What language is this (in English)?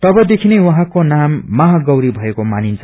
Nepali